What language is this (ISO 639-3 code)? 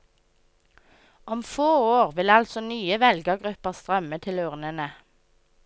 nor